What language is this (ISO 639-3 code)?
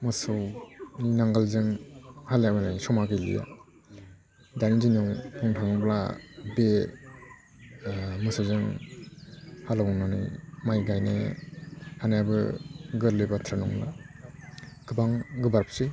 brx